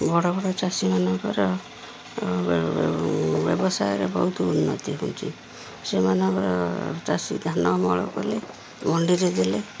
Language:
Odia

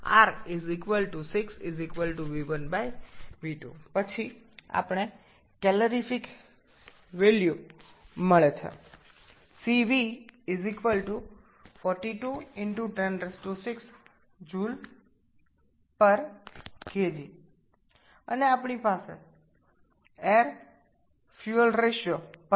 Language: Bangla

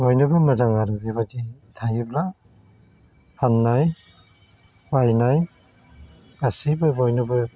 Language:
Bodo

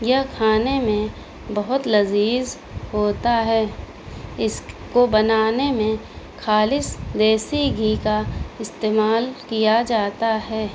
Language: Urdu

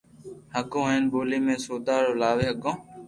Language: Loarki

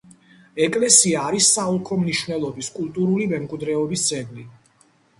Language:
Georgian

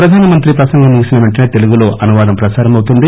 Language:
Telugu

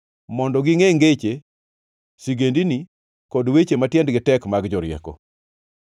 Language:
Luo (Kenya and Tanzania)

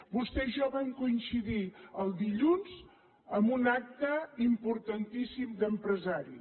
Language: Catalan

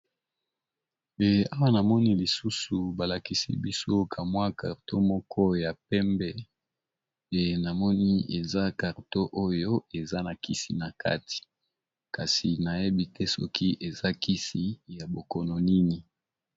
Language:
Lingala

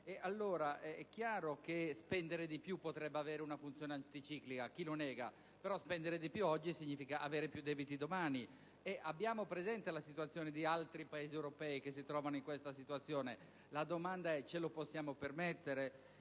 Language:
Italian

